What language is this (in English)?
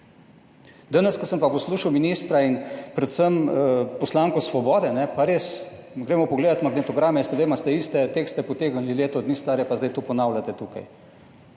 Slovenian